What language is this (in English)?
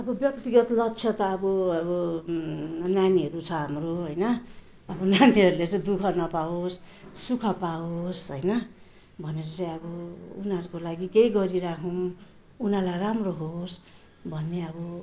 Nepali